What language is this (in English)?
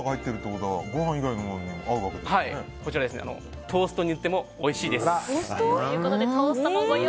Japanese